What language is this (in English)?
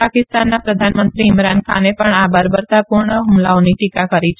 Gujarati